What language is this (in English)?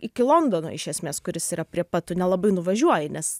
Lithuanian